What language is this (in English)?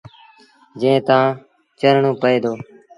Sindhi Bhil